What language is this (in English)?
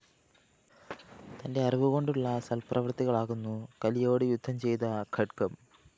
Malayalam